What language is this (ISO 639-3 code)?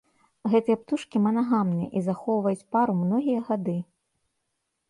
bel